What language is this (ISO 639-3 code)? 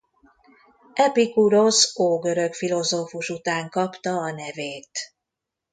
hun